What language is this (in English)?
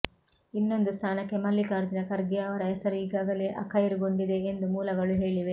Kannada